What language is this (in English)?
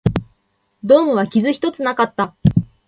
Japanese